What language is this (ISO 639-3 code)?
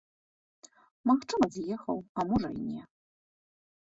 bel